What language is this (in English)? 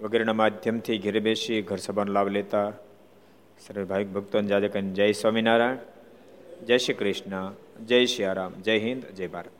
Gujarati